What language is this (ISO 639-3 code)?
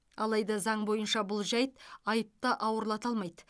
kaz